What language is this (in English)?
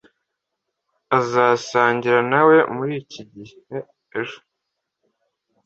Kinyarwanda